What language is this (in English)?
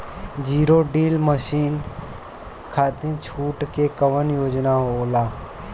Bhojpuri